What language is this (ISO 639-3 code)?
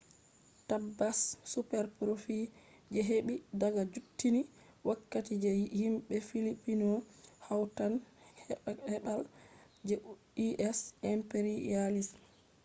ful